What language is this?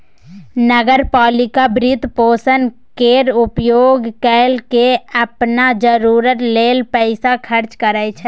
Maithili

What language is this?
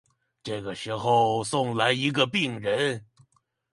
Chinese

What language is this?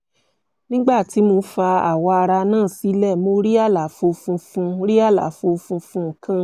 Yoruba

